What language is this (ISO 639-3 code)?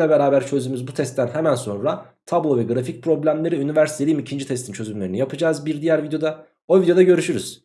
tur